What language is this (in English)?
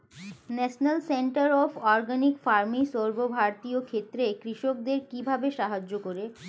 Bangla